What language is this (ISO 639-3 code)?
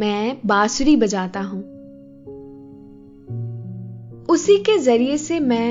hin